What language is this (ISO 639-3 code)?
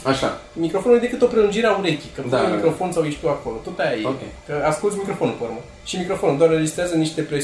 ron